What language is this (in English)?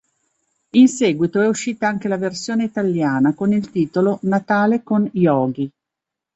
Italian